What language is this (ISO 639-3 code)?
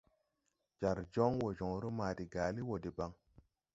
tui